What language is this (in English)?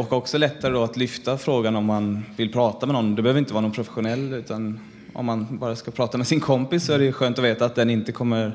Swedish